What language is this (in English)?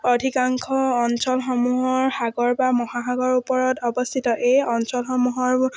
Assamese